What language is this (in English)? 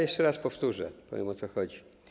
Polish